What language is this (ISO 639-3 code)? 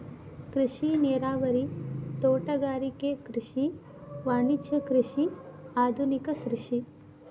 kan